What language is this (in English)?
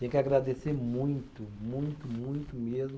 Portuguese